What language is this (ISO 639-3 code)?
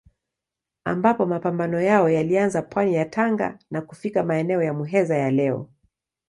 swa